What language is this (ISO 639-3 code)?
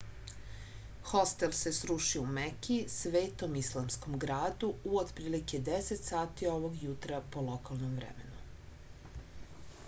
srp